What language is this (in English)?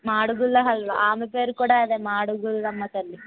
Telugu